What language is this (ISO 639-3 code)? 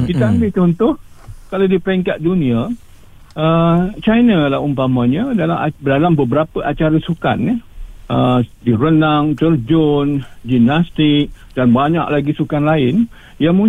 msa